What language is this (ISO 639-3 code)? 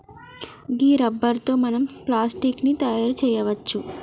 tel